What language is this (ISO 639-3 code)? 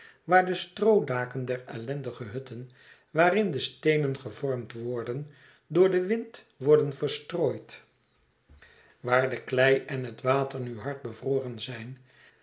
nld